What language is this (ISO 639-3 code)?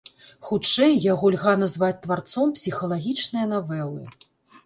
bel